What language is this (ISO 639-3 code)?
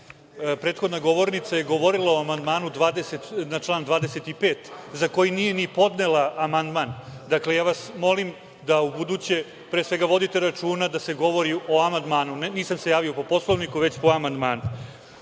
srp